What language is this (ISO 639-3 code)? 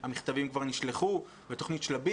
heb